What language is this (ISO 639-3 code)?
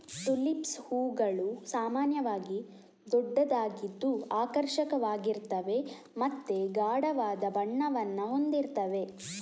kan